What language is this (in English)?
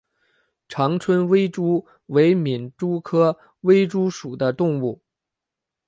Chinese